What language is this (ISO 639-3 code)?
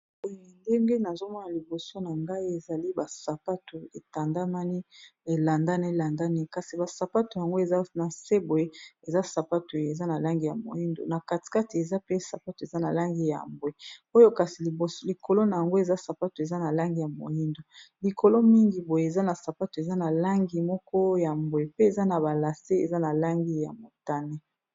lin